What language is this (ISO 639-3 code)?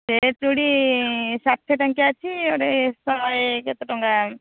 ori